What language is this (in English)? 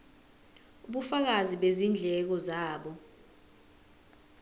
Zulu